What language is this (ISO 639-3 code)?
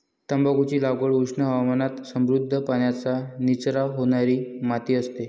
mar